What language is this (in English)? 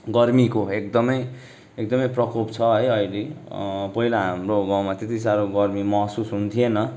Nepali